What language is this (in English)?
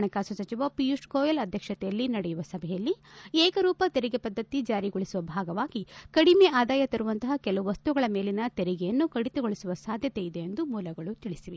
Kannada